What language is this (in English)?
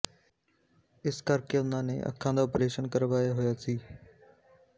Punjabi